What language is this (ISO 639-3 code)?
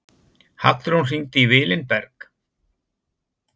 isl